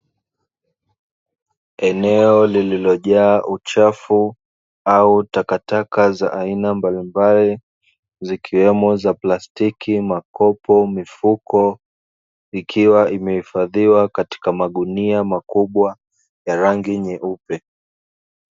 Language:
Swahili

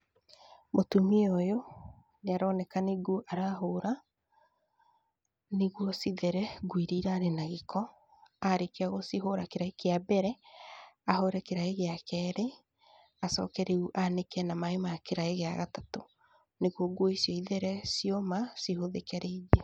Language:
Kikuyu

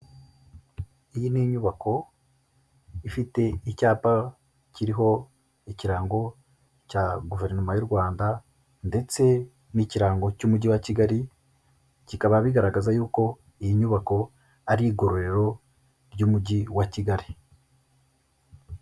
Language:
Kinyarwanda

